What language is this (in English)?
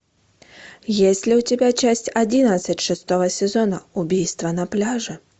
Russian